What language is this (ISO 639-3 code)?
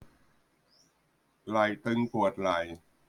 tha